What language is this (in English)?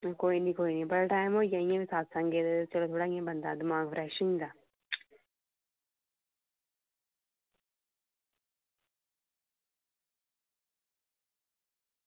Dogri